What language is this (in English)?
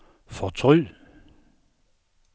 Danish